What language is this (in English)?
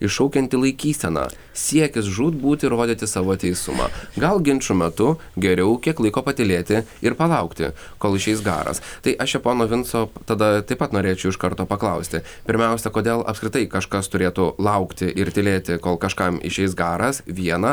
Lithuanian